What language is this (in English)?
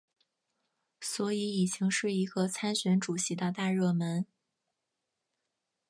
Chinese